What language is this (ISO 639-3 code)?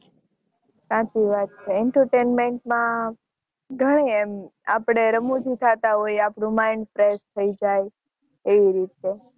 guj